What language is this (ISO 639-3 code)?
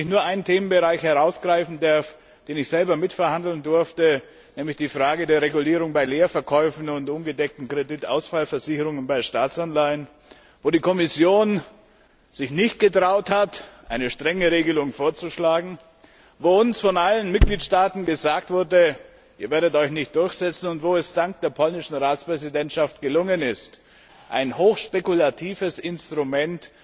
deu